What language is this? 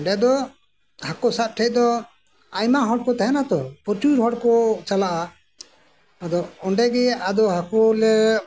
Santali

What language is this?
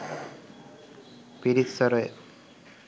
Sinhala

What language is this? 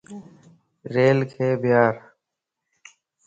Lasi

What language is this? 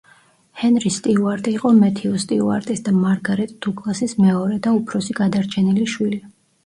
Georgian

